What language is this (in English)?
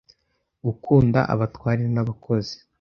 Kinyarwanda